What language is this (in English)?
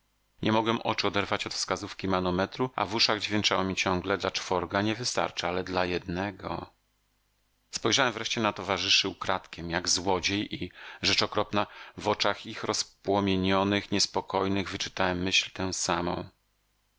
Polish